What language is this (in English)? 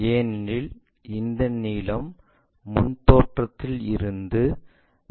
Tamil